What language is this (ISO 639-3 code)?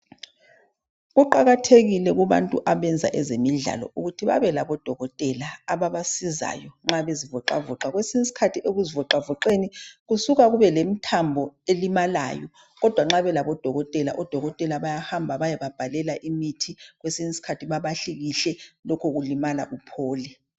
nde